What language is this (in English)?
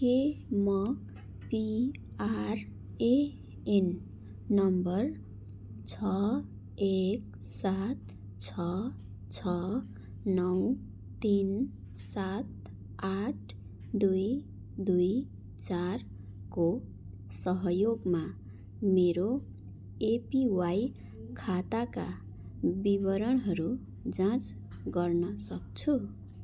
Nepali